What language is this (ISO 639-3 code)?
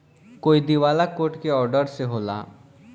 bho